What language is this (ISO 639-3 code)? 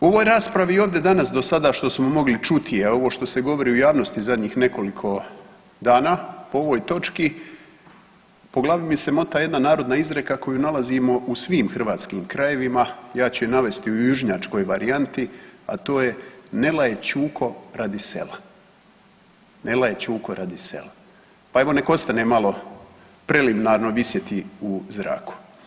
hrv